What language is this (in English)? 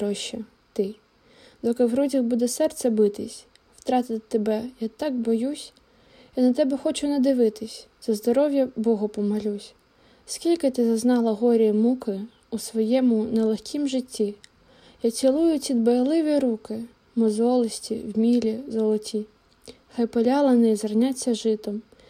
Ukrainian